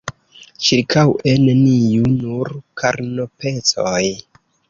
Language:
Esperanto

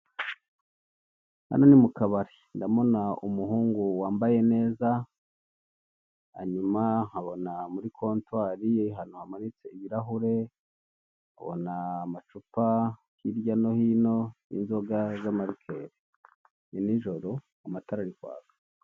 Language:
Kinyarwanda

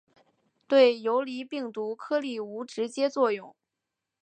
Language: Chinese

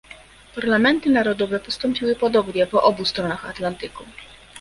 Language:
Polish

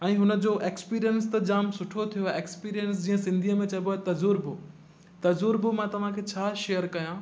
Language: Sindhi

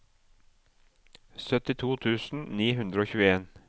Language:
Norwegian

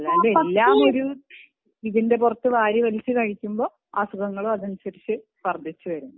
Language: Malayalam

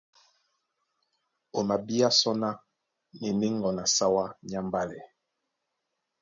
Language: Duala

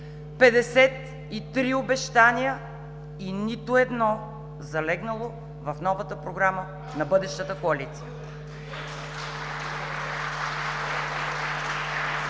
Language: Bulgarian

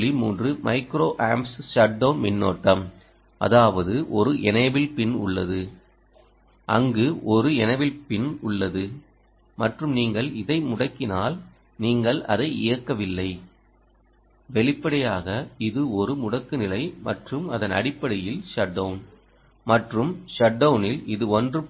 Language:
Tamil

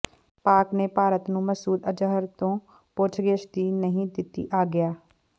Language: Punjabi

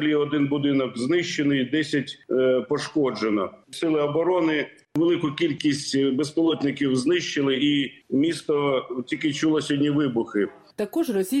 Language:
Ukrainian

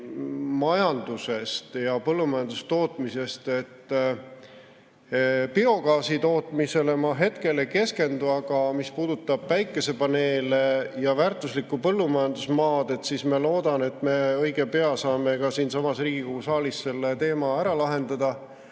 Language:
Estonian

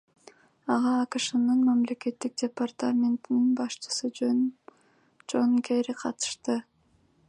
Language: Kyrgyz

